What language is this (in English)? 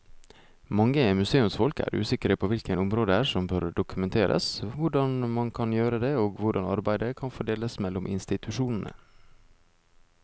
Norwegian